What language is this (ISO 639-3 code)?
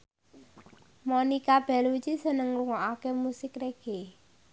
jav